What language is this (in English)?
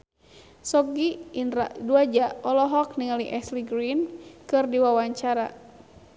Sundanese